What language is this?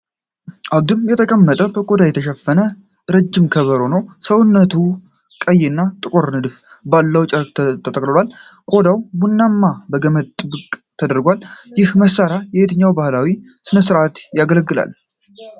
Amharic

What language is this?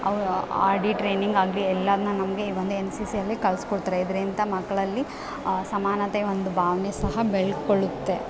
Kannada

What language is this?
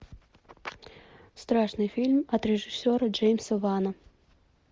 Russian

